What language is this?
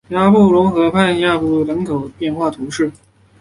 Chinese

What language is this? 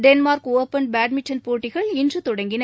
Tamil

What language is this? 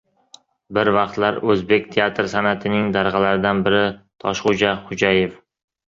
Uzbek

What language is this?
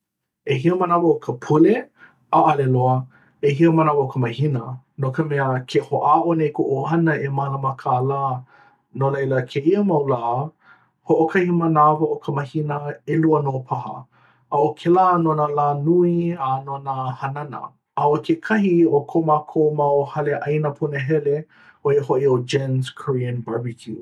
Hawaiian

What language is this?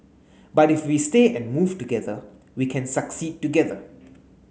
English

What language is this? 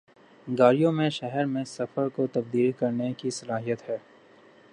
Urdu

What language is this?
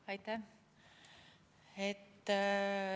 Estonian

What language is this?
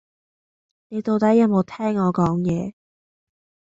Cantonese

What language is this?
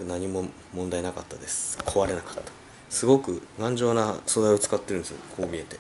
Japanese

